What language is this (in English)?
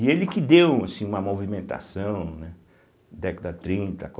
Portuguese